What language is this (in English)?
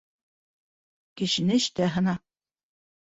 Bashkir